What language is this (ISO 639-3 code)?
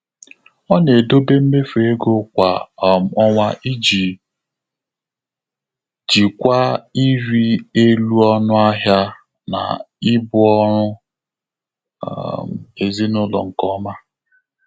ibo